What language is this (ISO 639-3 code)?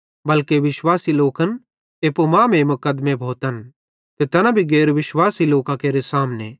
bhd